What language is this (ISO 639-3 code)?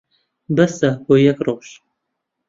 ckb